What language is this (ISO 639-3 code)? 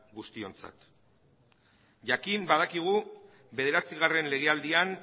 eus